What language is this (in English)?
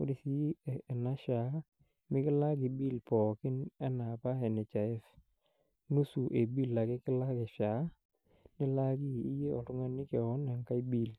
Masai